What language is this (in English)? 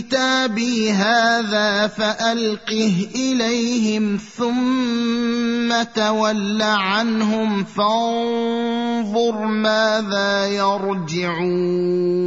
Arabic